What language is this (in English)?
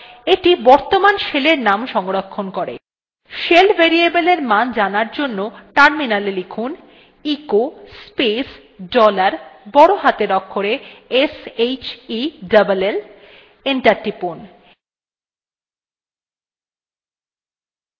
Bangla